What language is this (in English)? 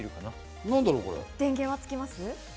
Japanese